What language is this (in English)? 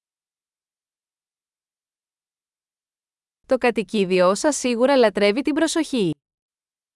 Greek